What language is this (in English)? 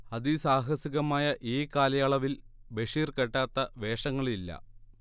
Malayalam